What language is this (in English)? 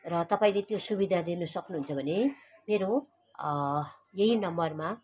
Nepali